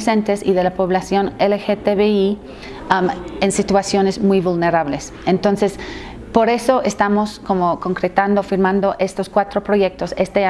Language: Spanish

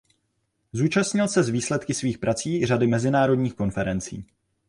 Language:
Czech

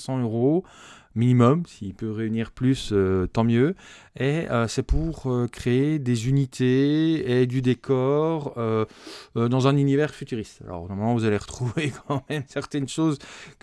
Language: French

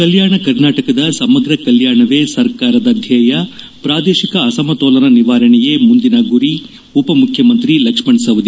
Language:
Kannada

